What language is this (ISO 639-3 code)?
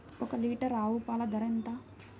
tel